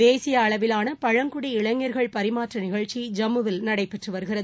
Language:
Tamil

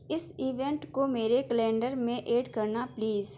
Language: Urdu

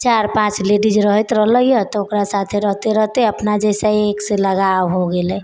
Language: Maithili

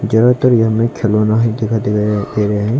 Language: Hindi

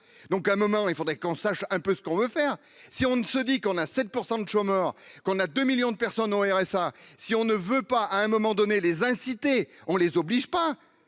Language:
French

